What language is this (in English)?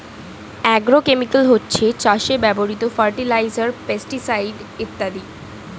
Bangla